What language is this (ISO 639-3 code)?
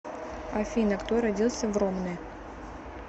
rus